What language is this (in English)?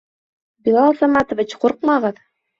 Bashkir